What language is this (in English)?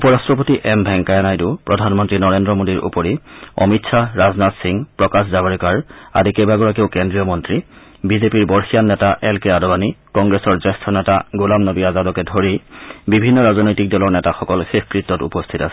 Assamese